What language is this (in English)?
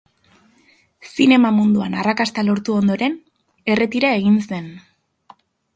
Basque